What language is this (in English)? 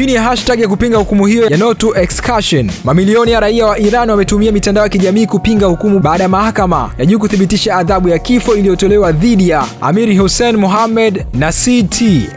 Swahili